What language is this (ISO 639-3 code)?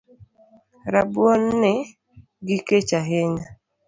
luo